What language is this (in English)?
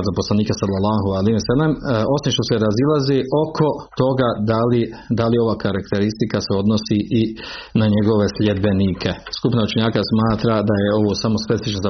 Croatian